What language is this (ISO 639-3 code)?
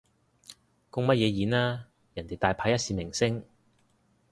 yue